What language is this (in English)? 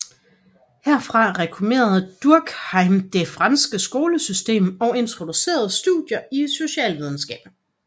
Danish